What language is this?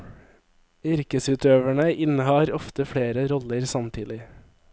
Norwegian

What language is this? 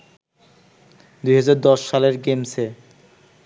Bangla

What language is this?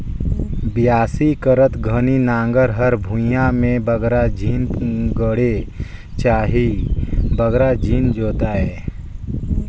Chhattisgarhi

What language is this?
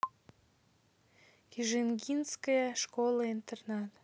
Russian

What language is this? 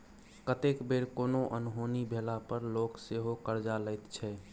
Maithili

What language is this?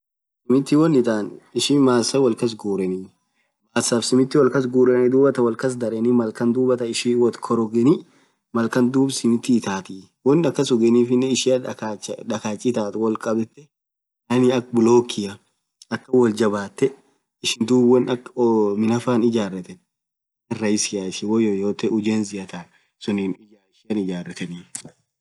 Orma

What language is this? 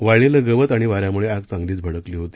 Marathi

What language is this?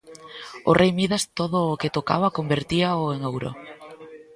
Galician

